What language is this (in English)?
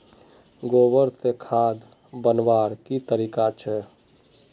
Magahi